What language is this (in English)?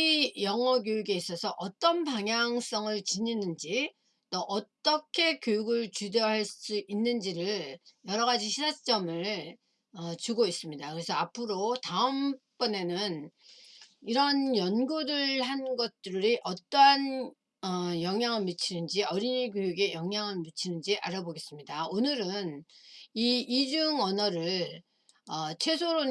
Korean